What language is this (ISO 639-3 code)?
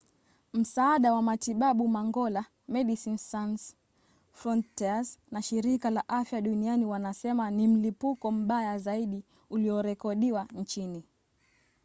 swa